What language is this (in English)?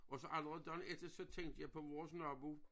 Danish